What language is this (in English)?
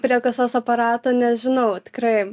Lithuanian